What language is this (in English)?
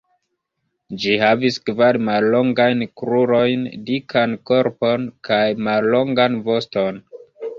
Esperanto